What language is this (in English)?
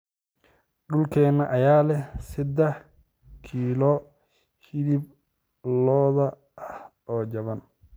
Somali